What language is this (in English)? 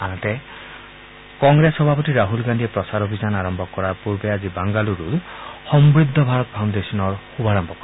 Assamese